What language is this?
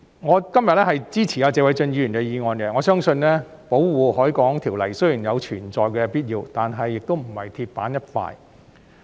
Cantonese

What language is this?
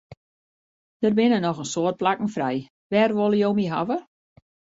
Western Frisian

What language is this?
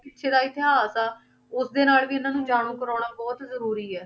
Punjabi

